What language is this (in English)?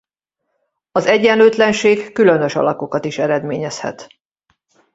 Hungarian